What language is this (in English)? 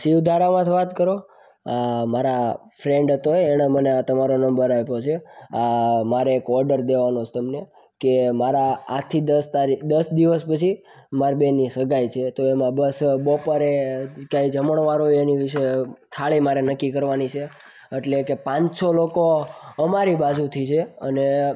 Gujarati